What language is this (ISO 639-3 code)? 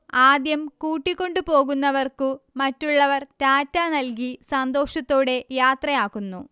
mal